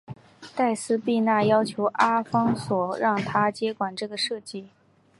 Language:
Chinese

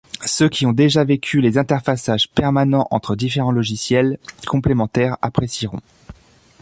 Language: French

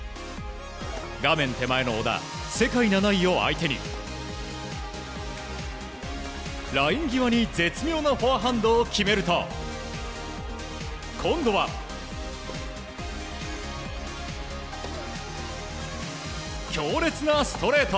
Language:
Japanese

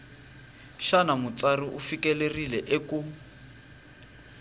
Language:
Tsonga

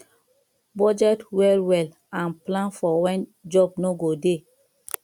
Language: Nigerian Pidgin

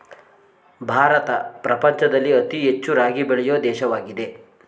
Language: Kannada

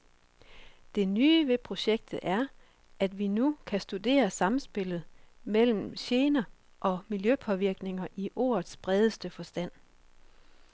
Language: Danish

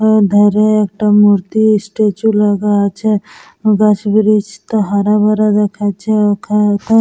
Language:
Bangla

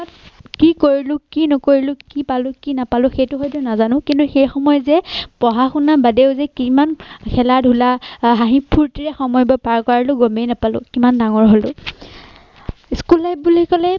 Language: Assamese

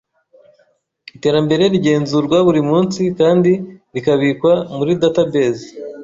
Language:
Kinyarwanda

